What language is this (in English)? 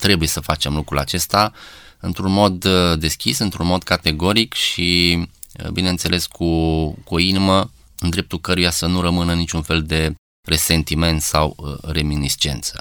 Romanian